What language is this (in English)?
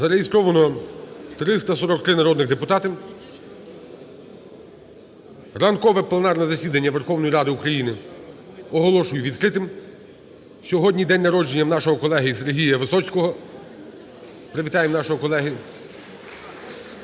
Ukrainian